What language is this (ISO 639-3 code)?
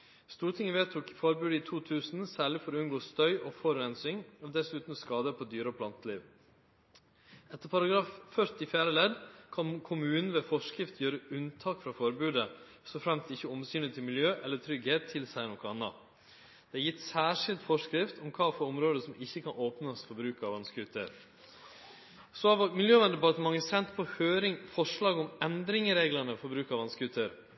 nno